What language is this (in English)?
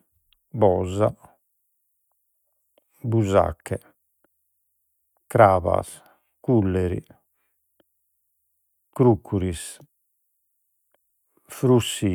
Sardinian